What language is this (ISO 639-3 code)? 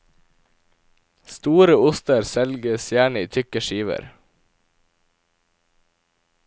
nor